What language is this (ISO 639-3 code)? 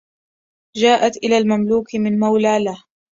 ara